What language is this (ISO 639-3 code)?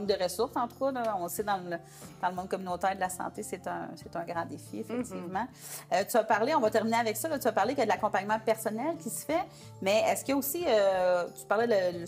fra